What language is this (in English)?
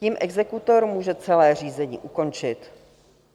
Czech